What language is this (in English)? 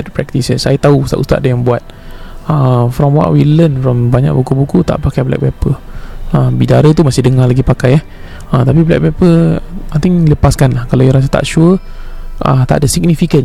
Malay